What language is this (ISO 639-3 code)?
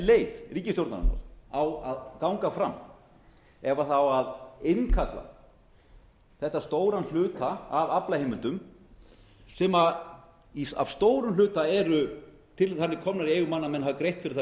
isl